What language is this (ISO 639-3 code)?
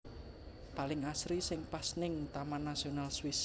jav